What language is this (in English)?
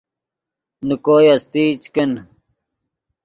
Yidgha